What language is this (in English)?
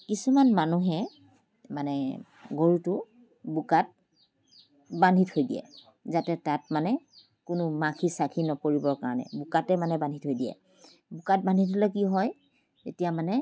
Assamese